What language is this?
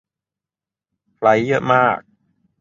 Thai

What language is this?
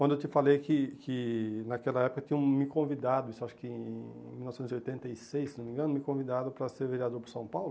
Portuguese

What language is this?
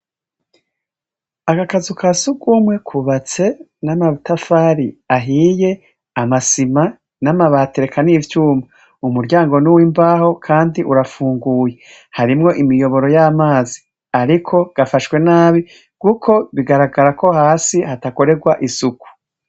Rundi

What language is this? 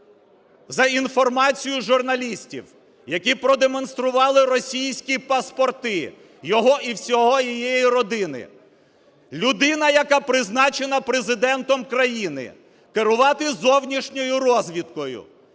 Ukrainian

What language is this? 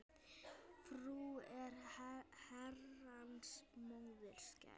Icelandic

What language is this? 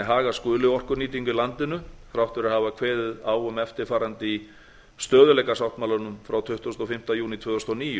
Icelandic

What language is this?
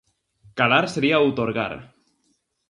Galician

